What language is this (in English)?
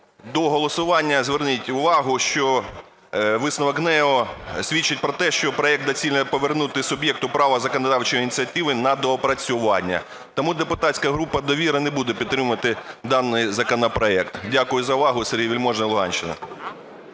Ukrainian